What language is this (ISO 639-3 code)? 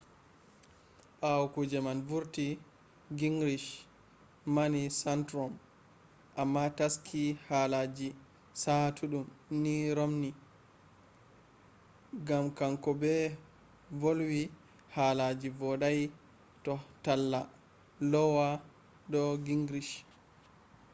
ful